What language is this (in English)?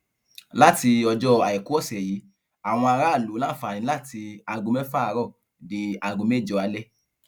Yoruba